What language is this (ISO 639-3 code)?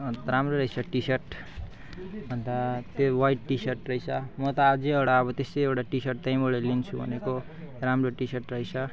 nep